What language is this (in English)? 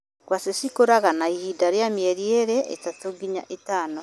Kikuyu